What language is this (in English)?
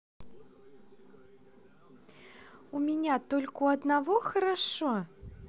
Russian